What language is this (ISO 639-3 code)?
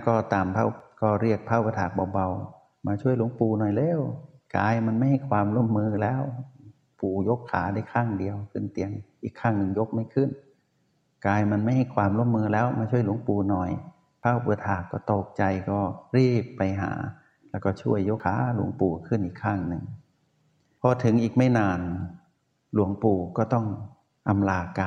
tha